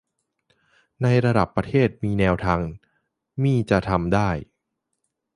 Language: Thai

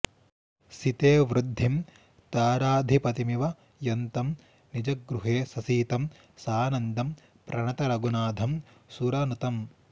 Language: Sanskrit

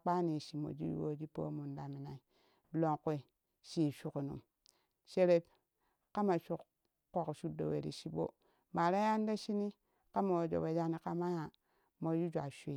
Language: Kushi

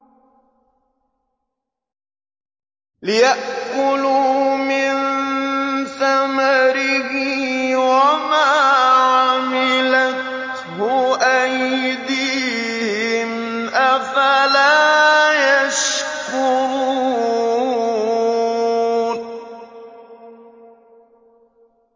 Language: Arabic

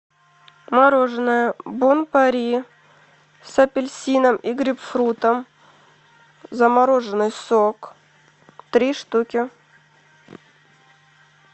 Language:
Russian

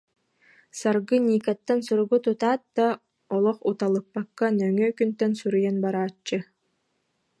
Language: Yakut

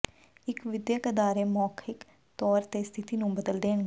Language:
Punjabi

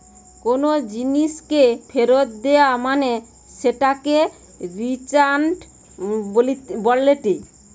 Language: Bangla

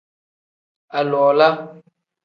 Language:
Tem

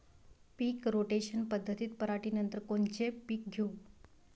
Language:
Marathi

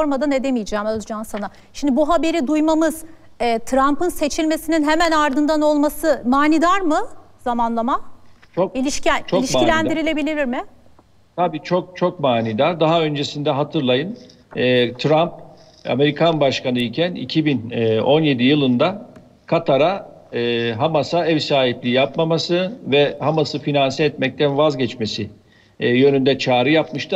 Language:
Turkish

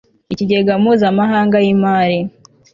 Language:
Kinyarwanda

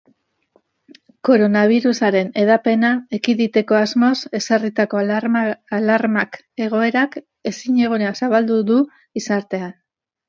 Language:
Basque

